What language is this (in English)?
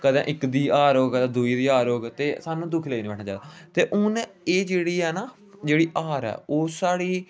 Dogri